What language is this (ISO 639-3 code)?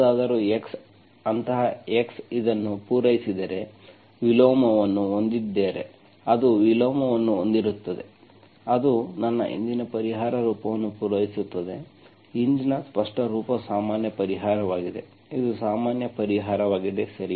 kan